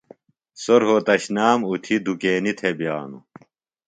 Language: Phalura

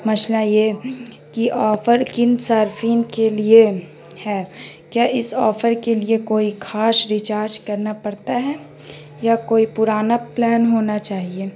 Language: Urdu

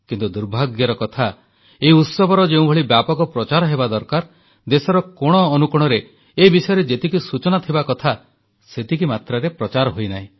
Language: Odia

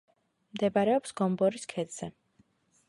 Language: Georgian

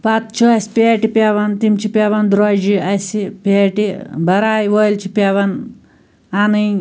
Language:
Kashmiri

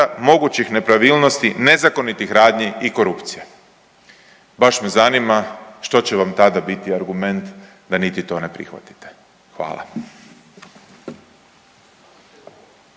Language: Croatian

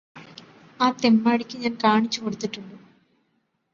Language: Malayalam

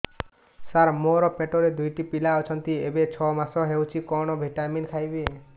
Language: Odia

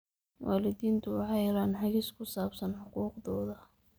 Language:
Somali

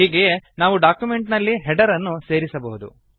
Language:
Kannada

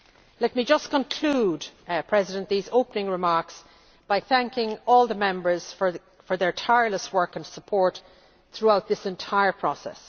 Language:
English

